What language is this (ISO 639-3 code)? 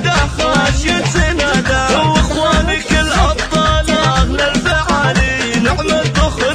ara